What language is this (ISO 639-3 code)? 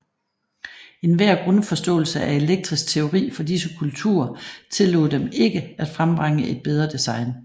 dan